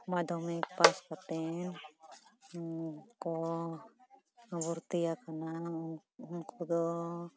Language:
Santali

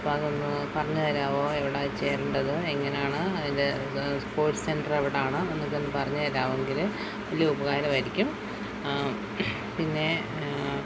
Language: Malayalam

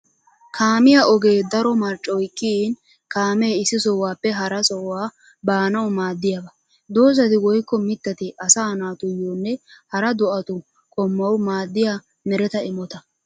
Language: Wolaytta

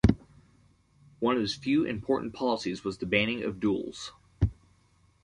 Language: English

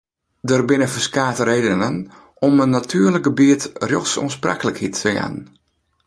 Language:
Western Frisian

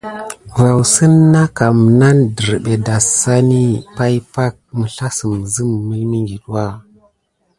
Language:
Gidar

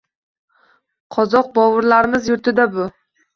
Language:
Uzbek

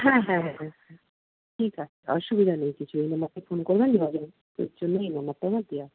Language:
Bangla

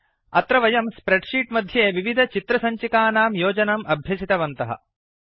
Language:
Sanskrit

